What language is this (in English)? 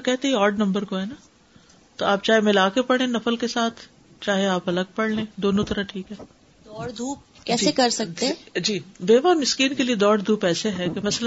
Urdu